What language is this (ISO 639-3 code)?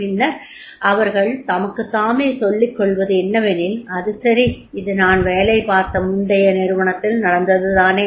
tam